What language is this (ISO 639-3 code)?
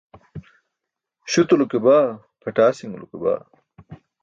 bsk